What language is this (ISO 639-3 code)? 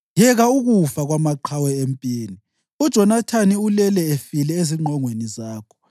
nde